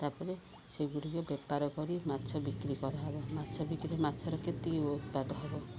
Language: Odia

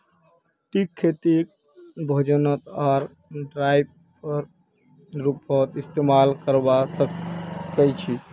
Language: Magahi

